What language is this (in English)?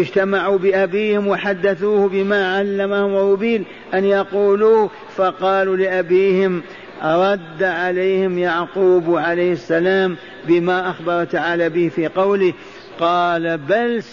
Arabic